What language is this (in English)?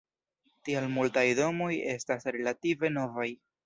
Esperanto